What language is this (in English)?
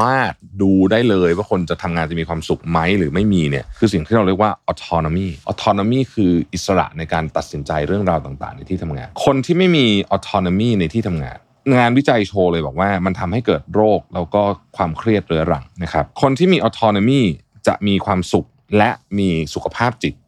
Thai